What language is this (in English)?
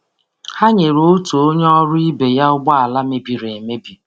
Igbo